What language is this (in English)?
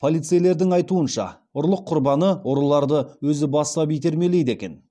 Kazakh